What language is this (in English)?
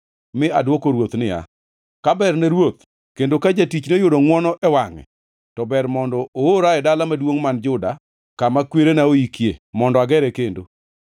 Luo (Kenya and Tanzania)